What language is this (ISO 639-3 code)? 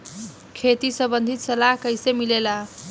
bho